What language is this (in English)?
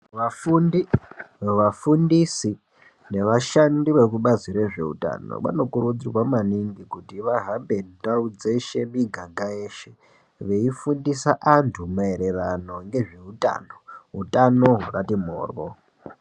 Ndau